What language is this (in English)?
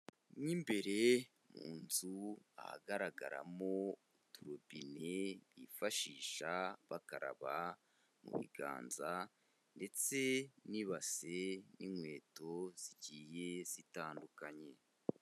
Kinyarwanda